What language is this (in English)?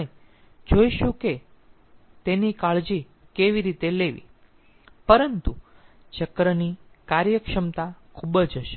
Gujarati